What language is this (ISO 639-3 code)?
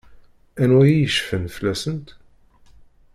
kab